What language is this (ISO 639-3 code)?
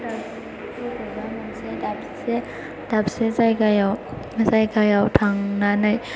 brx